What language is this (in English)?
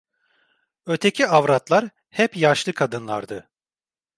Turkish